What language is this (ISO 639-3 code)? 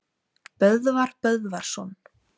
isl